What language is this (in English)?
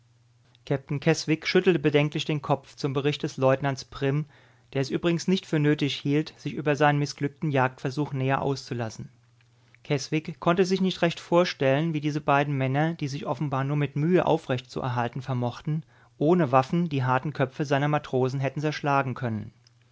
German